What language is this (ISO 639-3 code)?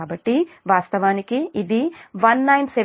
tel